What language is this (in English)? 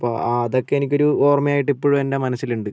Malayalam